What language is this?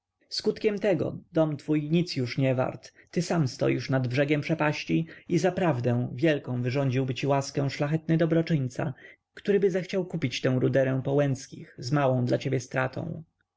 Polish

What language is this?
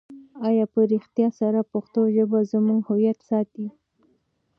Pashto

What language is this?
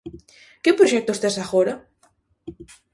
Galician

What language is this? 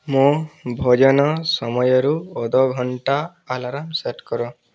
Odia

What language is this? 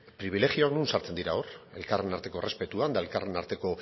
Basque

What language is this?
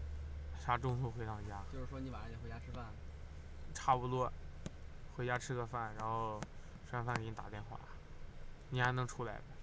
Chinese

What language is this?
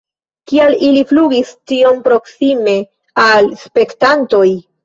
Esperanto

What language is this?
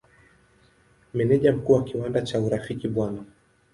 Swahili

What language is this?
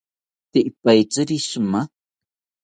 South Ucayali Ashéninka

